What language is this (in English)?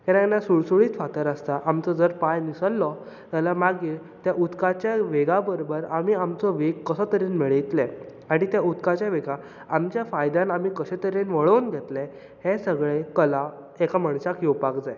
Konkani